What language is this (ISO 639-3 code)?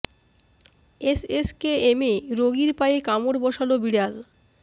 ben